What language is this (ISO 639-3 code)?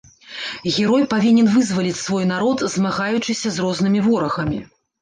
bel